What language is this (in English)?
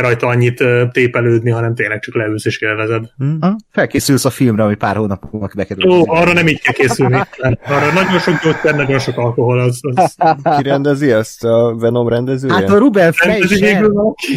Hungarian